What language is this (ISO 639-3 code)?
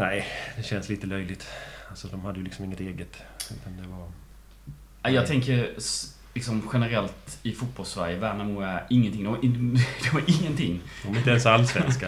swe